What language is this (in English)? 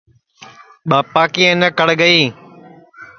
Sansi